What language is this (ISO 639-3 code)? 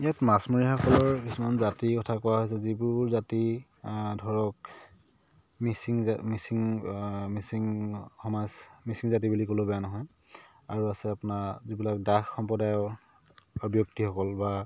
asm